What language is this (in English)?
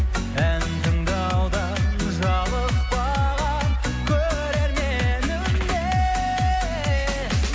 Kazakh